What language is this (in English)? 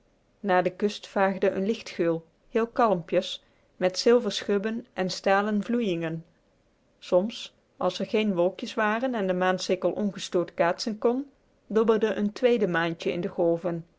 Dutch